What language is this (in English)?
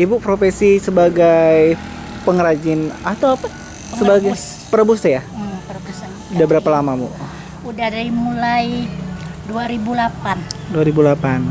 Indonesian